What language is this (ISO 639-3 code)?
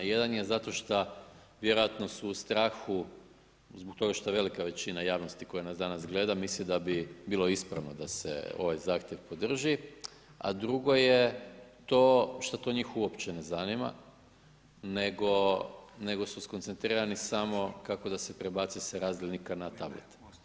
hrv